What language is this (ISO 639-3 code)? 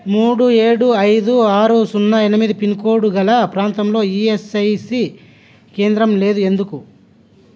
tel